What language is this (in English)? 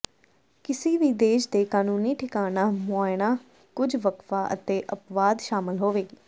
Punjabi